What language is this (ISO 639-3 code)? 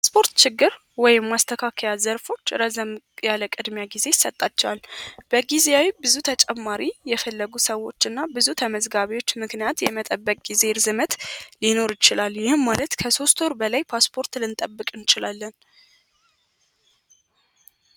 amh